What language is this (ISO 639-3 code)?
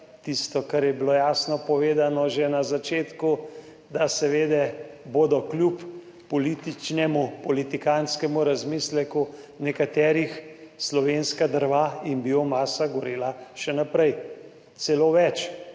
slv